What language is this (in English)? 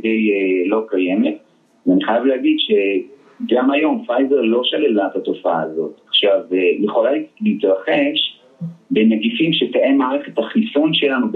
Hebrew